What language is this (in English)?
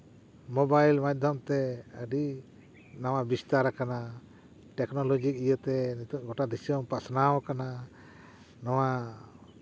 Santali